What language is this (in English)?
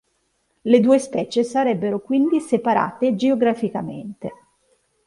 Italian